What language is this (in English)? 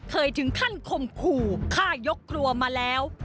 Thai